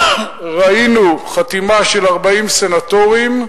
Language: Hebrew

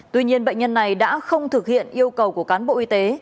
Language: Vietnamese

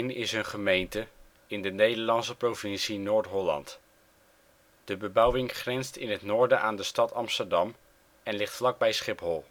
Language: Dutch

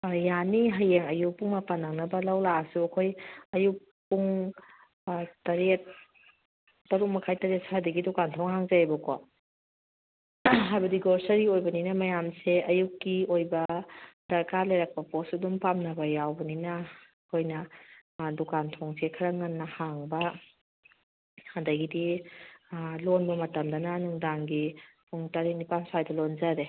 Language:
Manipuri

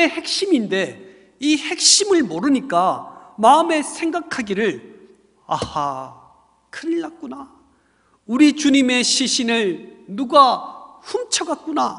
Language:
Korean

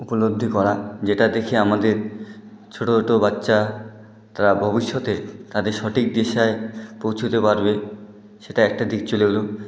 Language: Bangla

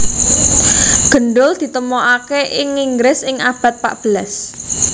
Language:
Javanese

